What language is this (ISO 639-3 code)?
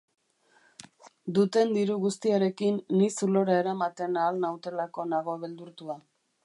eus